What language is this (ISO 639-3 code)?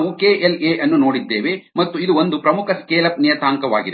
kan